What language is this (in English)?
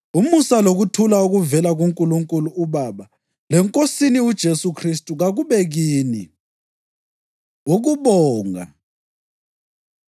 North Ndebele